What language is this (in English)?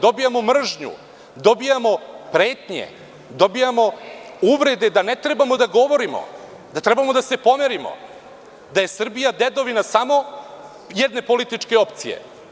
Serbian